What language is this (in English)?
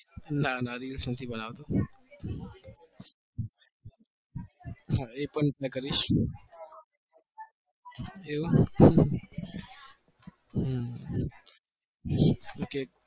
Gujarati